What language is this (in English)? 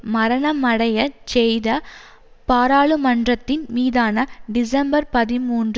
Tamil